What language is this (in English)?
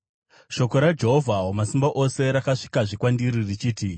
Shona